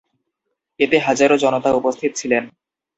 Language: Bangla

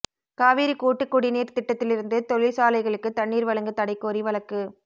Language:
Tamil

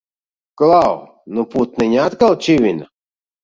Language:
Latvian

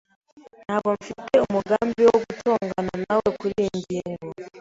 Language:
Kinyarwanda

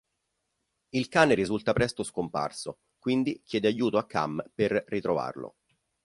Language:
Italian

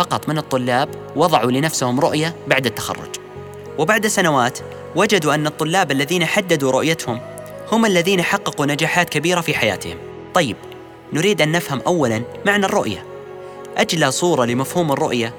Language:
Arabic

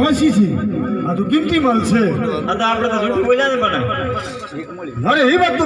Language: Gujarati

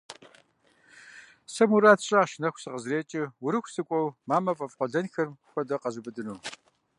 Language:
Kabardian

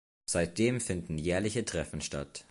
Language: German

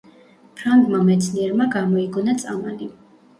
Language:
Georgian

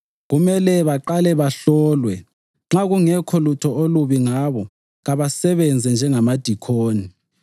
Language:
North Ndebele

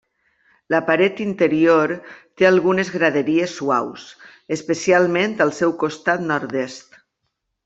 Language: Catalan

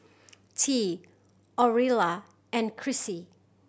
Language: English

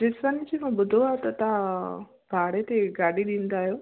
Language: Sindhi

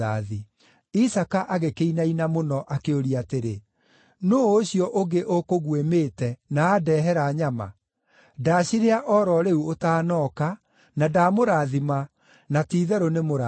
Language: Kikuyu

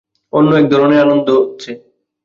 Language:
Bangla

